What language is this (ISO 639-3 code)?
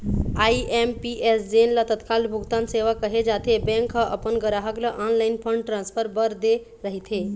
hne